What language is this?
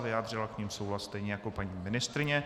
Czech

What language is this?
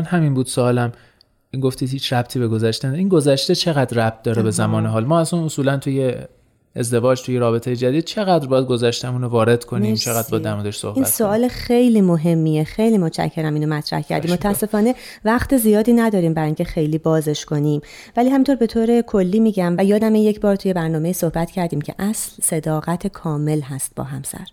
Persian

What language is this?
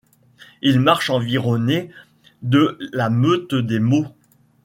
French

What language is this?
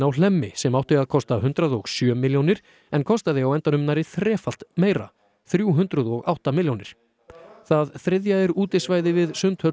Icelandic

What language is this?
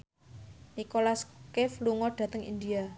Javanese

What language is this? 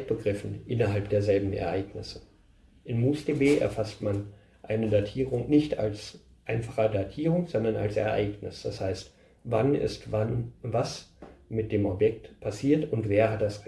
German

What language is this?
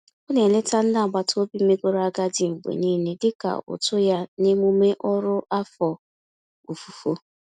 Igbo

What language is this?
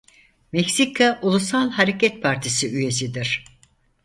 Turkish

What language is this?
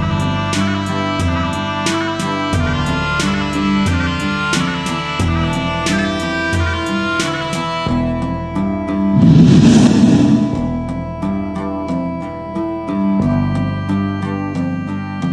Arabic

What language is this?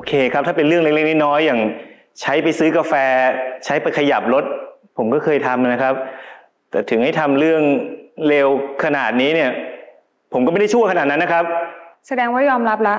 Thai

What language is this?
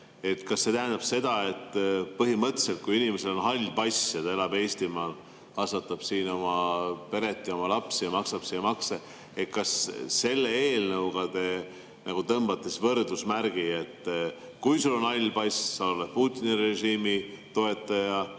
Estonian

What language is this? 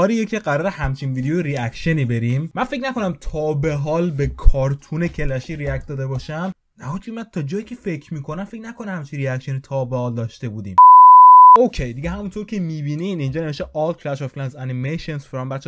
Persian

